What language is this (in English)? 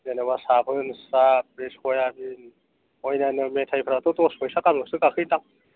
Bodo